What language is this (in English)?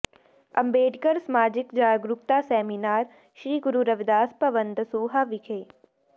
Punjabi